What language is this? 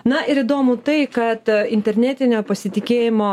Lithuanian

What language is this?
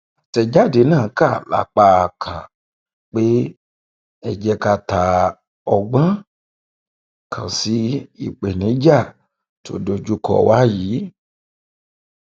Yoruba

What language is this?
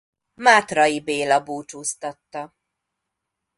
Hungarian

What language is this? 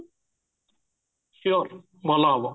Odia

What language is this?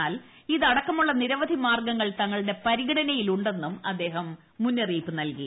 Malayalam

